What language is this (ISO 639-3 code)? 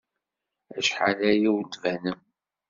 kab